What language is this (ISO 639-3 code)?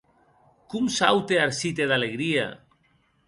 oci